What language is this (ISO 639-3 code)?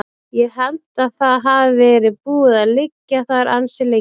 isl